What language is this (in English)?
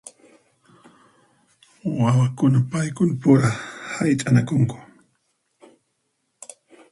Puno Quechua